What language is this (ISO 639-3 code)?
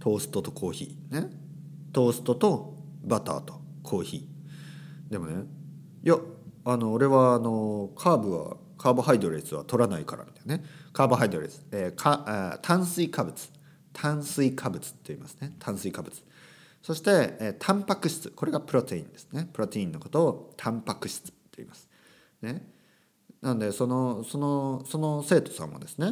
jpn